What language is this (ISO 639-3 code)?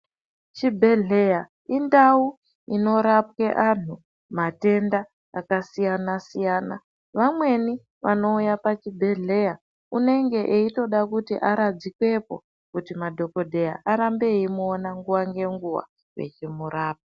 ndc